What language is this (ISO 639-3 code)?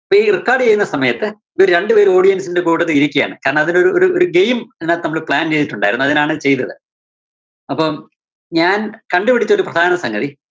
mal